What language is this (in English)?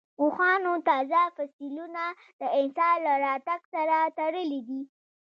Pashto